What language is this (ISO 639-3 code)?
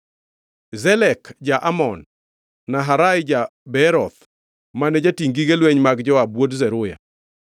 luo